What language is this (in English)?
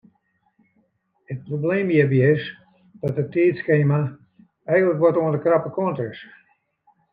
Western Frisian